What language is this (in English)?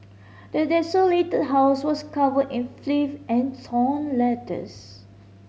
English